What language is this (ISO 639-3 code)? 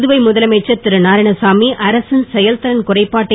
tam